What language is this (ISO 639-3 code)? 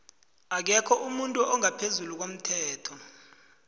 nbl